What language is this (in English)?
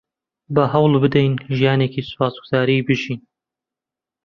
Central Kurdish